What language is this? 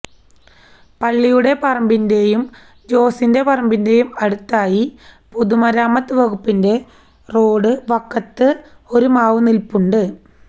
Malayalam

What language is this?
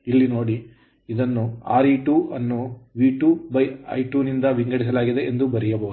Kannada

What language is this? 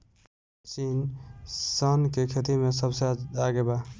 Bhojpuri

